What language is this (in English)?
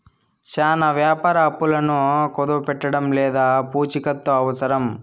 Telugu